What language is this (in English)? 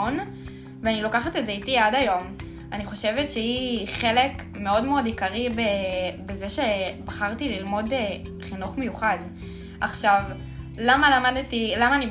Hebrew